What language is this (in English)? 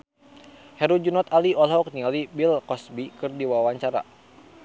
Sundanese